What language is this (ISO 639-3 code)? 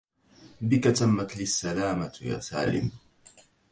ara